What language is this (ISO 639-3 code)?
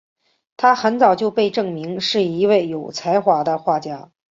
zho